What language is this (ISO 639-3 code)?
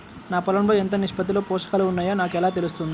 tel